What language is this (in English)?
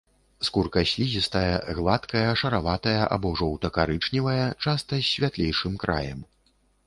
Belarusian